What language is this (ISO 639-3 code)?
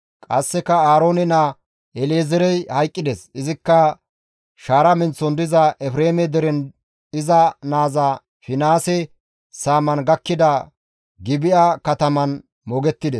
gmv